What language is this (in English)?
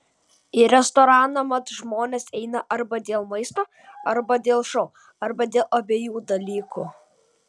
Lithuanian